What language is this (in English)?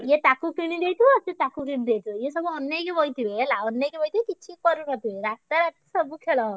Odia